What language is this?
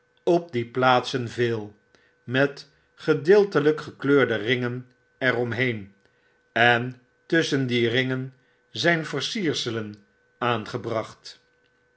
Dutch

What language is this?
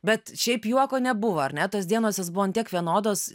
Lithuanian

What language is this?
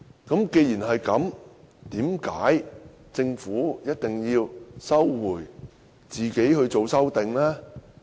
Cantonese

